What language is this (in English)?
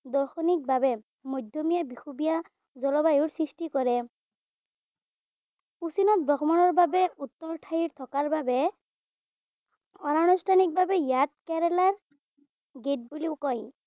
Assamese